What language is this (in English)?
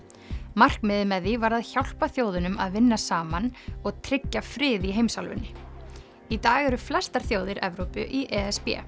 Icelandic